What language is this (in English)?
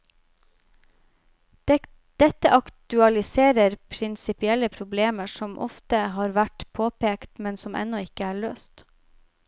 Norwegian